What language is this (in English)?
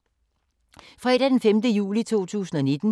Danish